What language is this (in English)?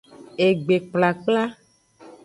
Aja (Benin)